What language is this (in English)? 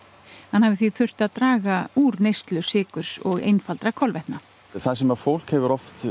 Icelandic